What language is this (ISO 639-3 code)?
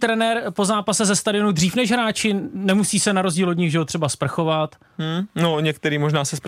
ces